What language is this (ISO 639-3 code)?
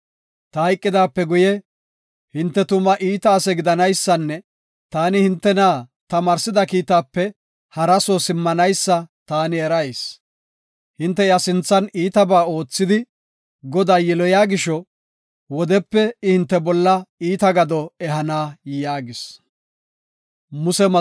gof